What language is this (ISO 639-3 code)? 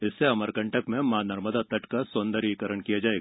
hin